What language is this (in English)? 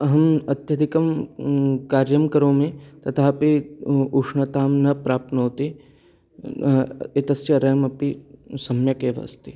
Sanskrit